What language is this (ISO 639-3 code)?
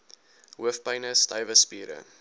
afr